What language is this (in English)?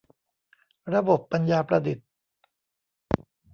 Thai